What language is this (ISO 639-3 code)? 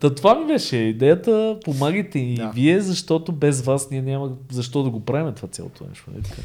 bul